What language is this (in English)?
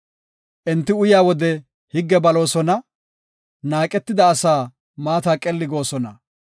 Gofa